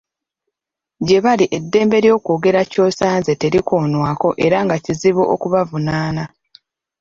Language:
Ganda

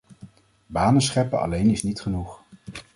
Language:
Dutch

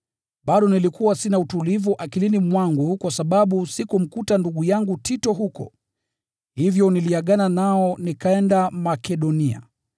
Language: Swahili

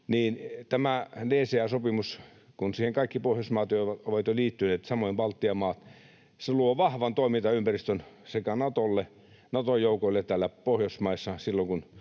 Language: Finnish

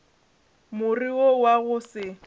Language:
Northern Sotho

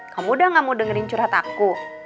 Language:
Indonesian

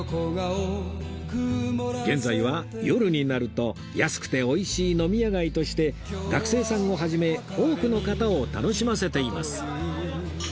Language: Japanese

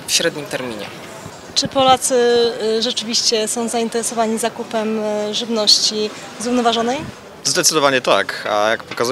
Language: Polish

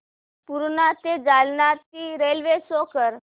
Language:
Marathi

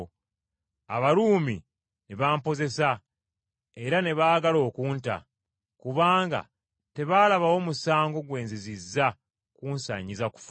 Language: Ganda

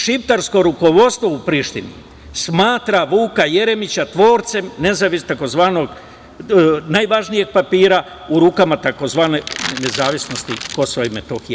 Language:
Serbian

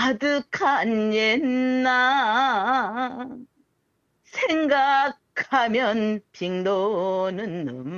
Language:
Korean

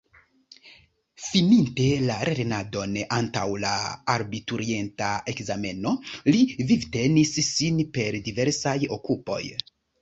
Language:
Esperanto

